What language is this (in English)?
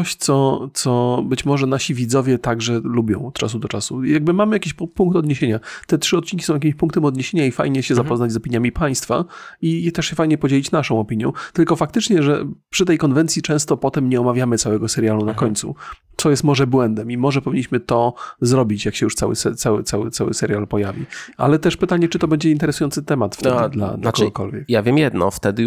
Polish